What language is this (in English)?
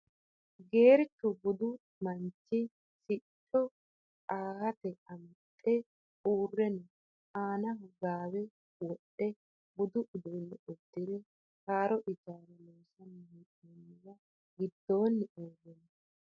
Sidamo